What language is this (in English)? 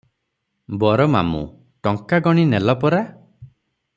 Odia